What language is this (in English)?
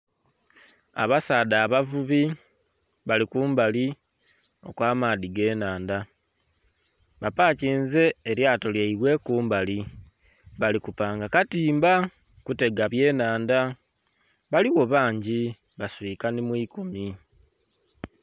Soga